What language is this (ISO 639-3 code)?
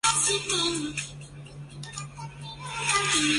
zho